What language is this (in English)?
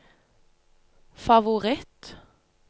Norwegian